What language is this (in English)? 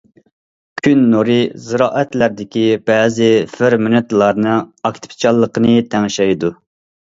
Uyghur